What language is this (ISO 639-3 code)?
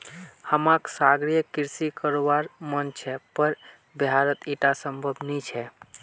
mag